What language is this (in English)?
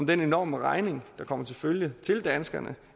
Danish